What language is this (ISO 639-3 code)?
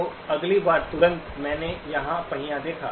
hin